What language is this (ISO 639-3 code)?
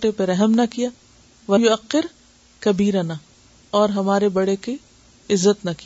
urd